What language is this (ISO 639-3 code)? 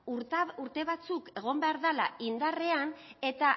eus